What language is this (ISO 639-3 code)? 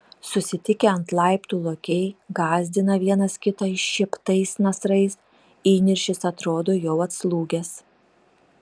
lit